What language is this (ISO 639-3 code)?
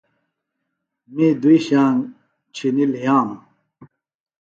phl